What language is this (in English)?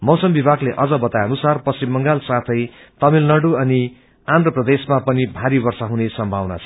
Nepali